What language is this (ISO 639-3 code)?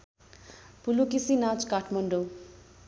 nep